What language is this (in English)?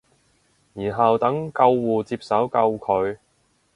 Cantonese